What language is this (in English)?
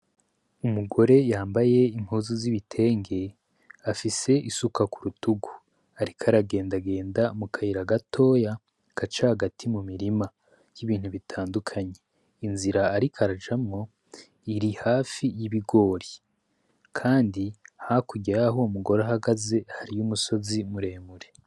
Rundi